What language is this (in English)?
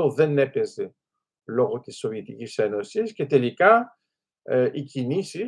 Greek